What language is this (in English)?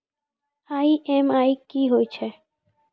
Maithili